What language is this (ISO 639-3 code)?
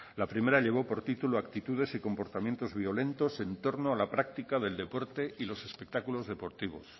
spa